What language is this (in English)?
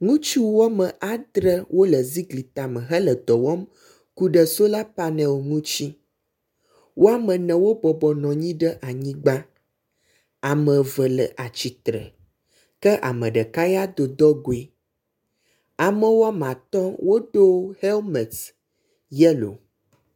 Ewe